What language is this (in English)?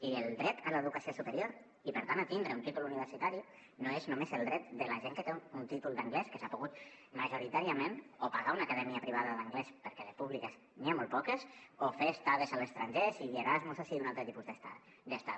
Catalan